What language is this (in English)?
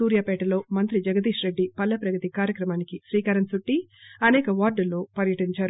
Telugu